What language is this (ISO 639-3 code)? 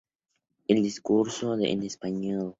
spa